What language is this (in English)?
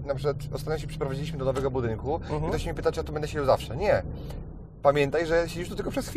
Polish